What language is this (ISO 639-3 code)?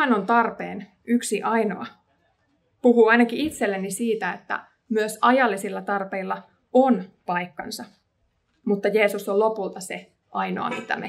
fin